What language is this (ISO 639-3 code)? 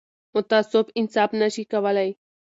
pus